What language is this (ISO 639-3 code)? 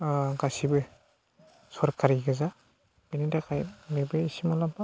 brx